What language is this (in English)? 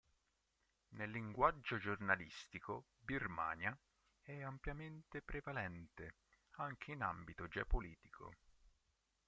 Italian